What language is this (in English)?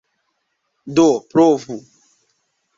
Esperanto